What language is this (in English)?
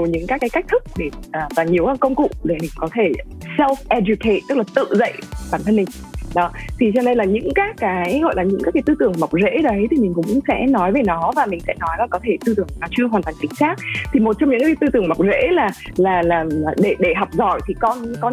Vietnamese